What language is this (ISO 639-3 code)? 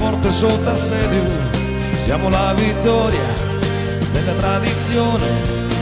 ita